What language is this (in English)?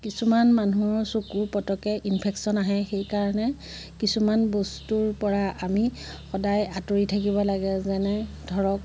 Assamese